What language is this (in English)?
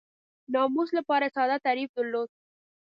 Pashto